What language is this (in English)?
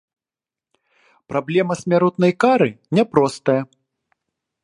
Belarusian